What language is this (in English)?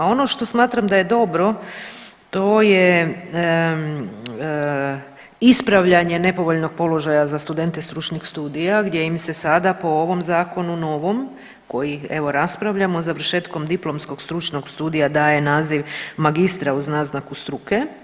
Croatian